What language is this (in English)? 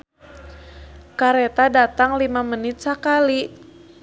Sundanese